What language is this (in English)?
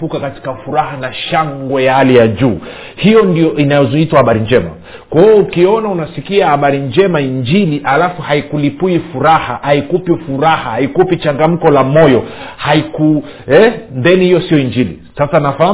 Swahili